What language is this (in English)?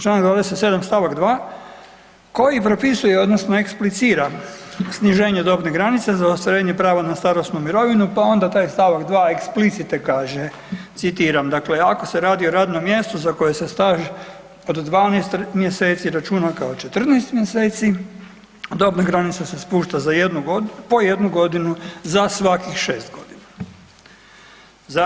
Croatian